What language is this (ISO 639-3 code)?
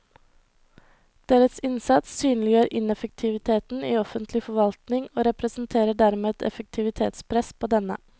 nor